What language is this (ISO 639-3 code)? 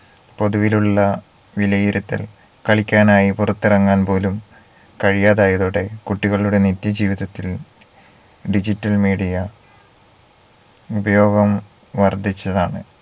mal